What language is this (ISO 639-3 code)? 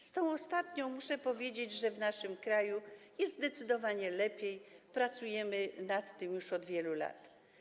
pol